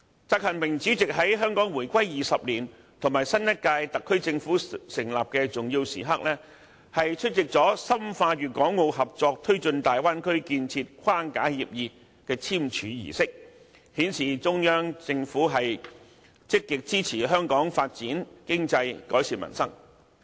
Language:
Cantonese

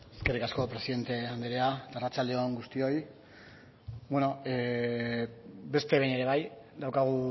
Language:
Basque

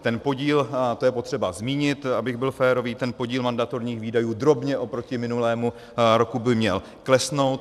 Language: Czech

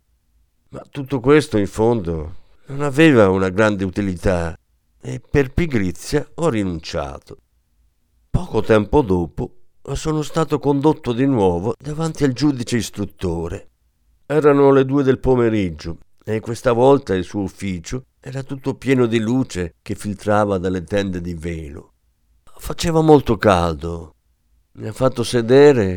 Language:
Italian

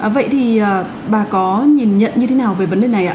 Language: Vietnamese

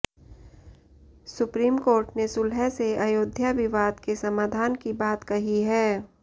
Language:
Hindi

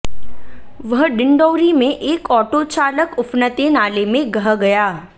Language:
Hindi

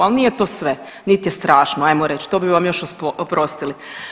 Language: Croatian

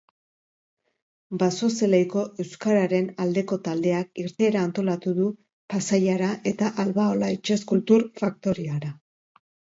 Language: Basque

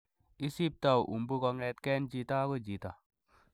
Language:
Kalenjin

